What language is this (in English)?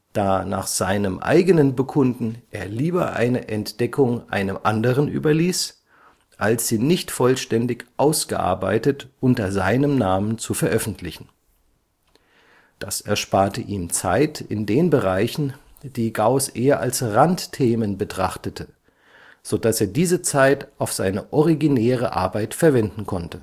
German